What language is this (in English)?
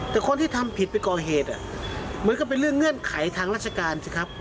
Thai